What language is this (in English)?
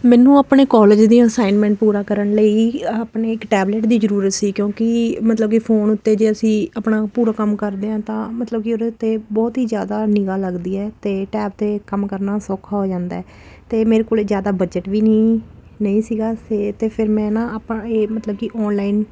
Punjabi